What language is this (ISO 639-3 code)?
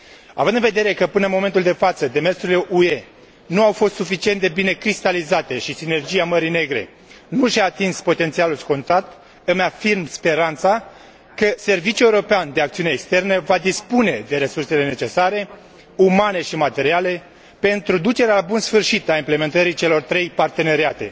ron